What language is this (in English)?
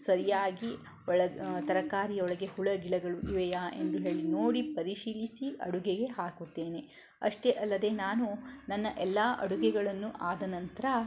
Kannada